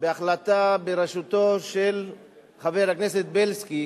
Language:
Hebrew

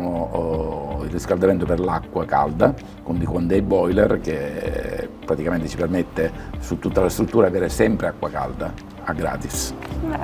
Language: Italian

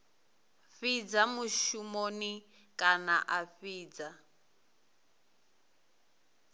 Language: Venda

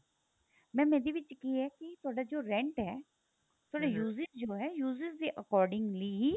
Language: Punjabi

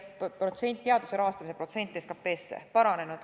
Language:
Estonian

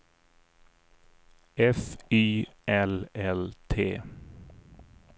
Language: Swedish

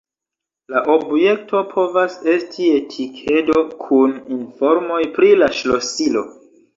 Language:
Esperanto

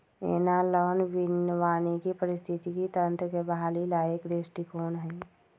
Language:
Magahi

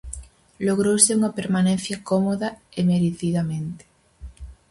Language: Galician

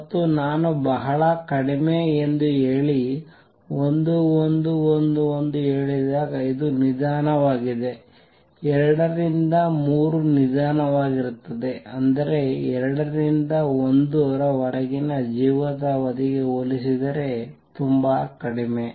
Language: Kannada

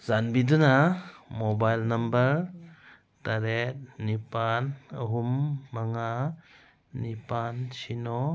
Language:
Manipuri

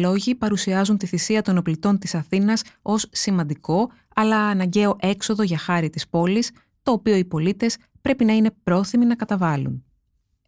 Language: Greek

